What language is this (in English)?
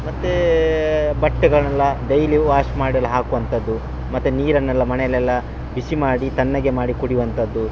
Kannada